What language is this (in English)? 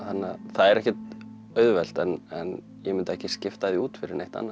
Icelandic